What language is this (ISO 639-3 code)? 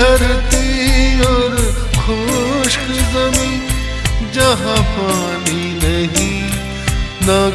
hin